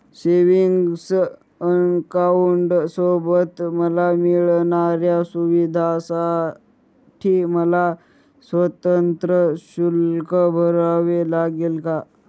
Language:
Marathi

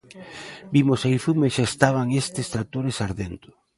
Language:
Galician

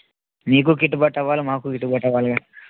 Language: Telugu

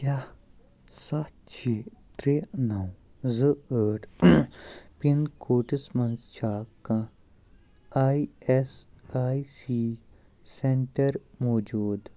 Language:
Kashmiri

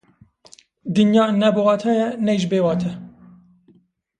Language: Kurdish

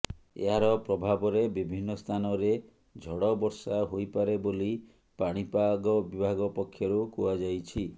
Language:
Odia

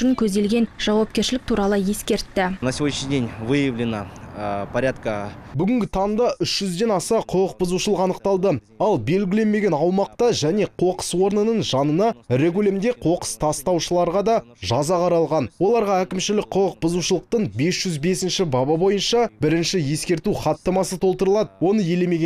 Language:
Russian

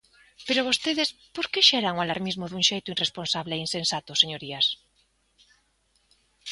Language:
Galician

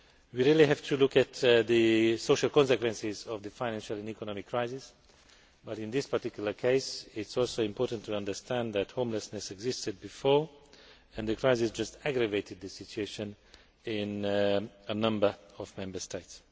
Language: English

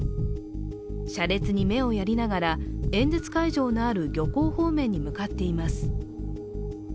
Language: Japanese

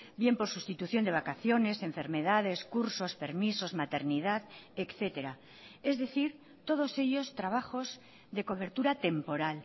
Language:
Spanish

